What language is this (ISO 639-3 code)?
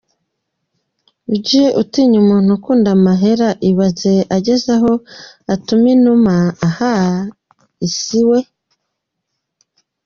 kin